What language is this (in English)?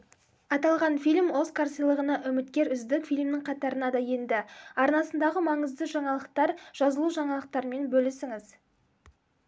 Kazakh